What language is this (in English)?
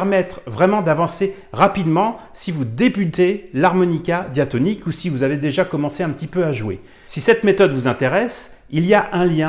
French